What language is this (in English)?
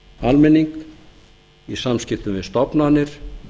Icelandic